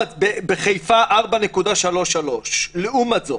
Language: Hebrew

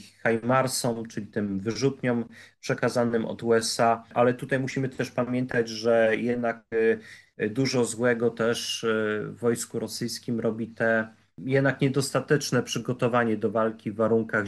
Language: Polish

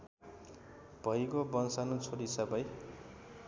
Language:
Nepali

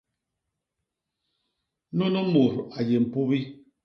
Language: Basaa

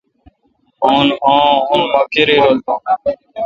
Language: Kalkoti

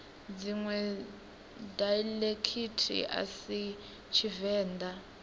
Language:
Venda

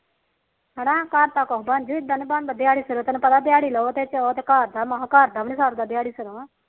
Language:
Punjabi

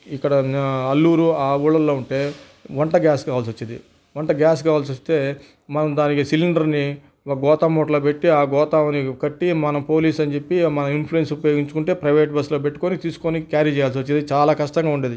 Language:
Telugu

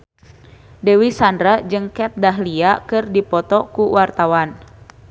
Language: Sundanese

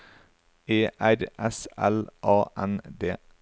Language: Norwegian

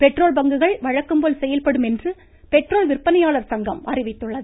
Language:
Tamil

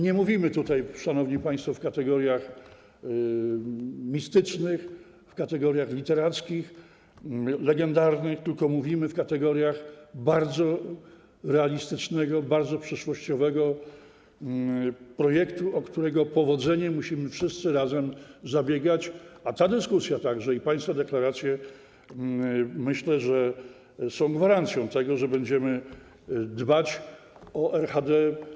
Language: Polish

